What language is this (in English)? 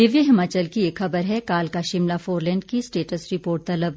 Hindi